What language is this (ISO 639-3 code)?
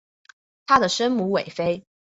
zho